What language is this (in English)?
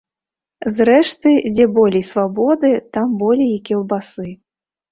Belarusian